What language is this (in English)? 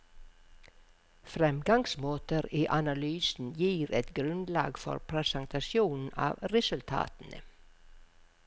Norwegian